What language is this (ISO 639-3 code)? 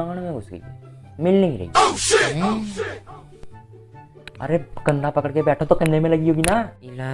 hin